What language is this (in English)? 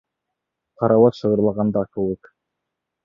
Bashkir